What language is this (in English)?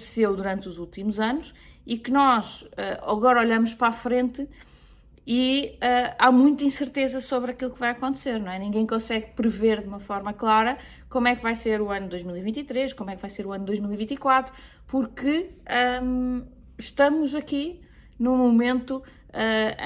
Portuguese